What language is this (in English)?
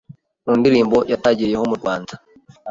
Kinyarwanda